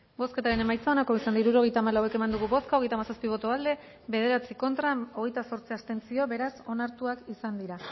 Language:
Basque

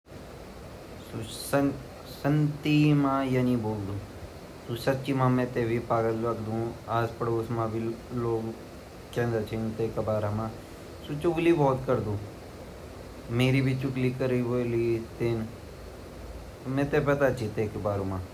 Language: Garhwali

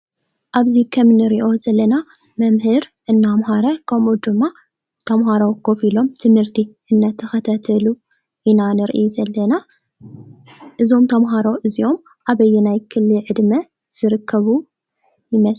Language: Tigrinya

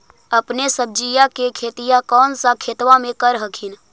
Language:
Magahi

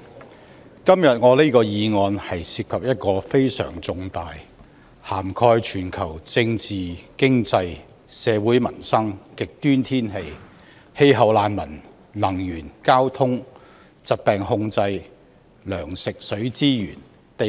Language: Cantonese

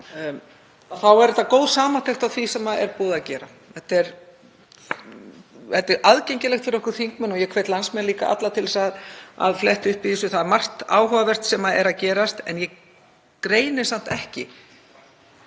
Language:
Icelandic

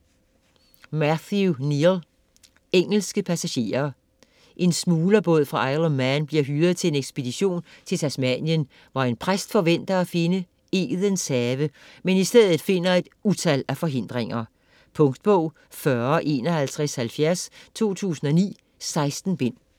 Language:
Danish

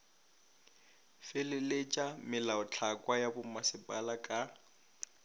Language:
Northern Sotho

